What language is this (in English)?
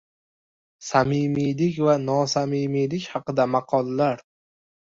Uzbek